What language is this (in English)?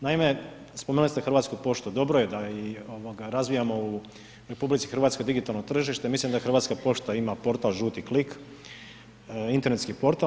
Croatian